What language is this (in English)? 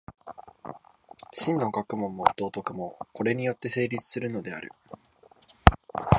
Japanese